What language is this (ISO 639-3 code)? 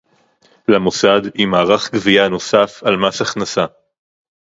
heb